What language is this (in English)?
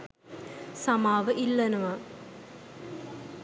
Sinhala